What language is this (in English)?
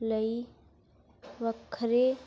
Punjabi